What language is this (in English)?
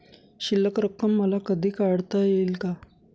Marathi